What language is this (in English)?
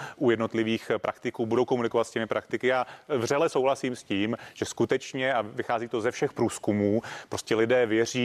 Czech